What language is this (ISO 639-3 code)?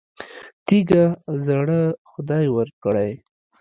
pus